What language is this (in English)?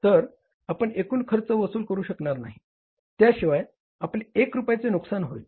Marathi